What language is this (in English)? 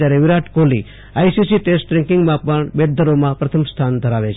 Gujarati